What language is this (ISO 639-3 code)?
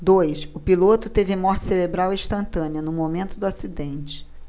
por